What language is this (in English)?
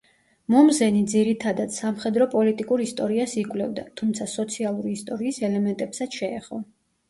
Georgian